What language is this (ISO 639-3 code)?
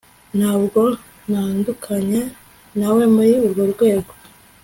kin